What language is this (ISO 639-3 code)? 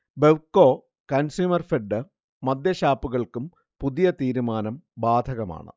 mal